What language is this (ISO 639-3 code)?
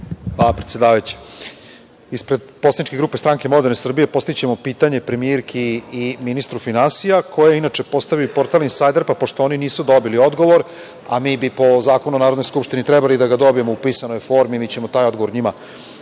srp